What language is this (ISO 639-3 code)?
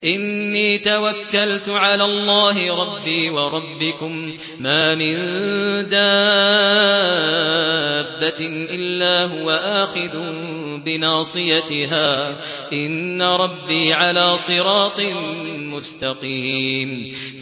ara